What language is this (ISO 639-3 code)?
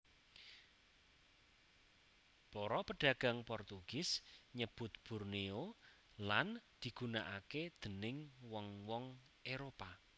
jav